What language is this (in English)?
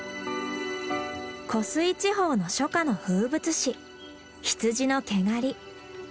Japanese